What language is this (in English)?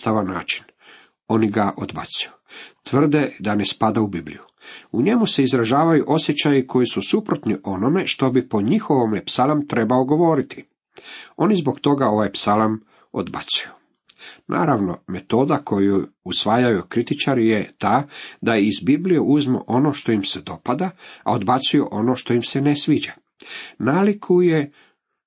Croatian